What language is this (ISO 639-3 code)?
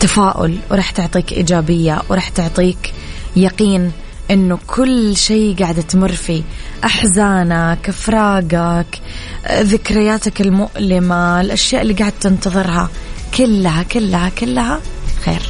ara